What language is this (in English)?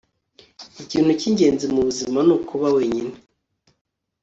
Kinyarwanda